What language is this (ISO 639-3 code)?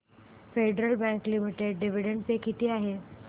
mar